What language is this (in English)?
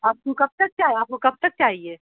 Urdu